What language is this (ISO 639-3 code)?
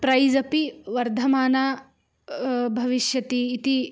san